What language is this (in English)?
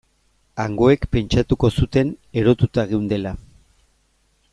Basque